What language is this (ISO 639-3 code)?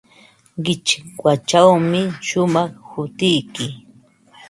qva